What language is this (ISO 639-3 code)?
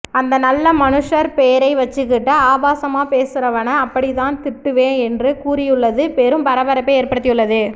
tam